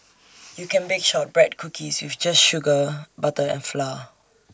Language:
English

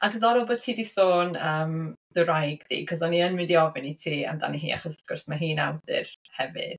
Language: Welsh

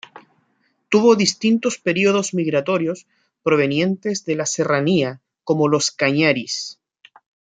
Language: Spanish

